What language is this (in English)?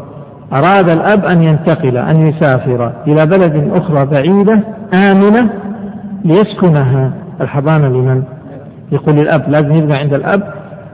Arabic